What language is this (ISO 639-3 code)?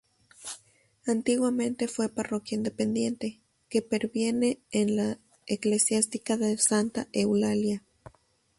spa